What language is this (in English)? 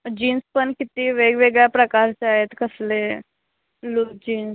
Marathi